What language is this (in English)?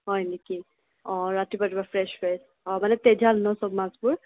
Assamese